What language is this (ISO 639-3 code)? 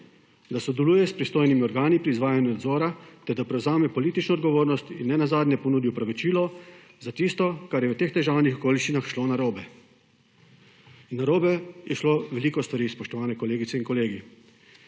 slv